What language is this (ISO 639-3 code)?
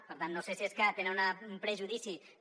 cat